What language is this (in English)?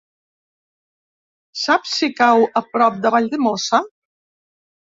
Catalan